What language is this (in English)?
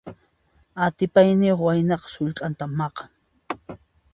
Puno Quechua